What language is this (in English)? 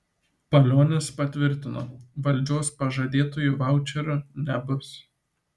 Lithuanian